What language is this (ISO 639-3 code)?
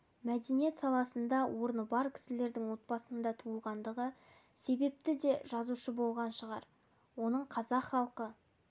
kaz